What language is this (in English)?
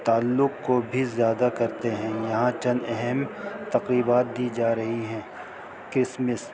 Urdu